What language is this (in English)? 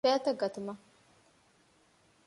Divehi